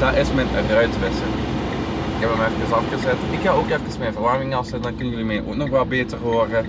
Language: Dutch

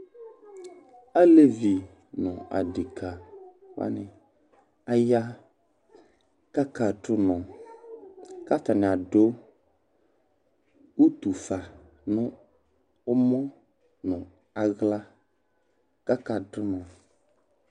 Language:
Ikposo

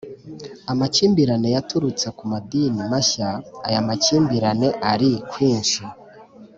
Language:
Kinyarwanda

